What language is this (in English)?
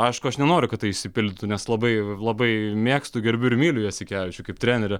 Lithuanian